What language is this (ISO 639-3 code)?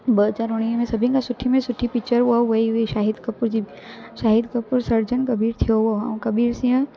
snd